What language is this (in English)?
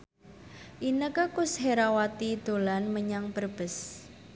Javanese